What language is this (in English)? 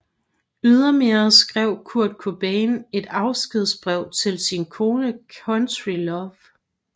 Danish